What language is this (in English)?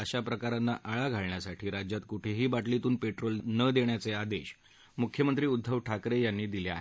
Marathi